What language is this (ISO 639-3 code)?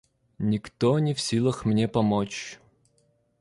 rus